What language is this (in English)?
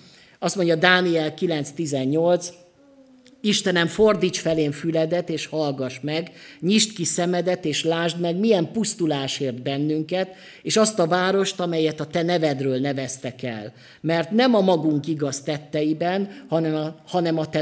Hungarian